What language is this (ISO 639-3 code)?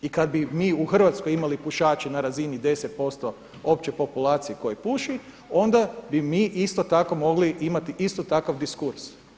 hrv